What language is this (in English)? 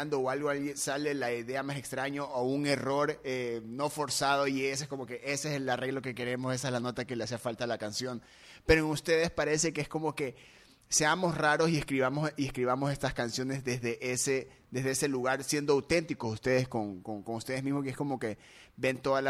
Spanish